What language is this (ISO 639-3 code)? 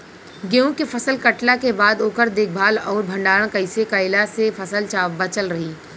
bho